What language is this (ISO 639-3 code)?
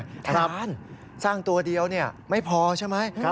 tha